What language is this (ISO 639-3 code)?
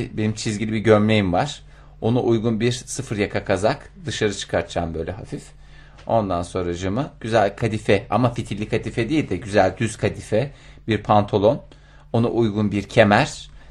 tur